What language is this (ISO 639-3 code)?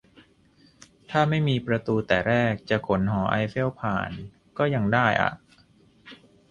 tha